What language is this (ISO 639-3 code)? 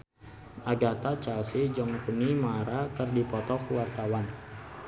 sun